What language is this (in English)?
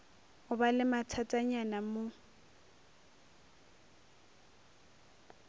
Northern Sotho